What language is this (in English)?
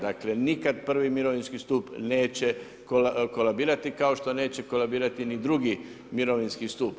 Croatian